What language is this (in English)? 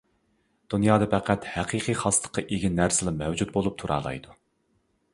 Uyghur